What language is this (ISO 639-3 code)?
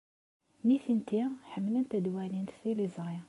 kab